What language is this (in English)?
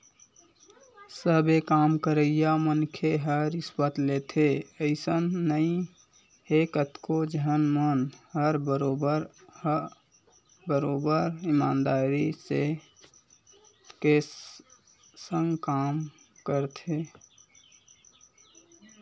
Chhattisgarhi